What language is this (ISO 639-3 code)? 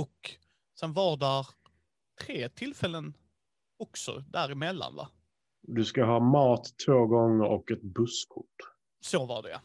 swe